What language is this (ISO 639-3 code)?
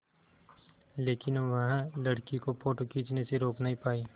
hin